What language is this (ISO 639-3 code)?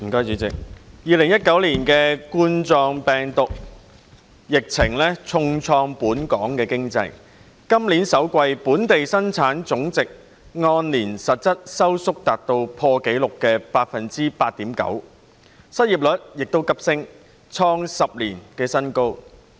yue